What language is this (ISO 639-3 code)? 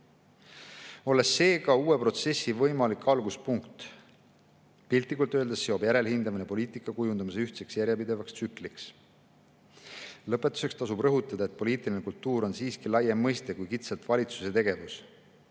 est